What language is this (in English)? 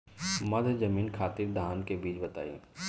Bhojpuri